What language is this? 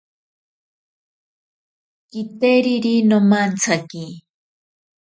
Ashéninka Perené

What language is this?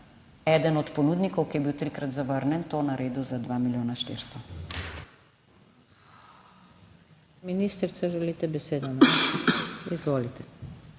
Slovenian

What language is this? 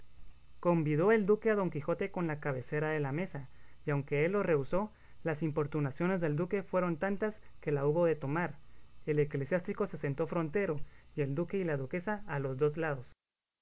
Spanish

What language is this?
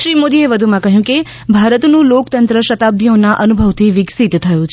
Gujarati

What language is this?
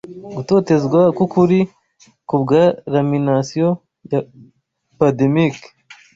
Kinyarwanda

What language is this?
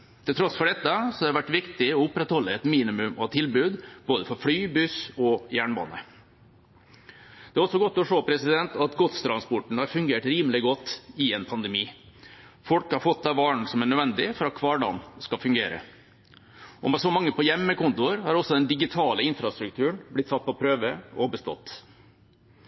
Norwegian Bokmål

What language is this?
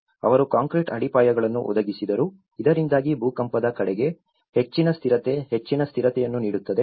Kannada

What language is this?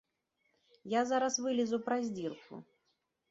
Belarusian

